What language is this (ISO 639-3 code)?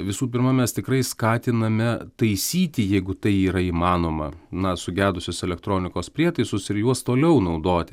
lit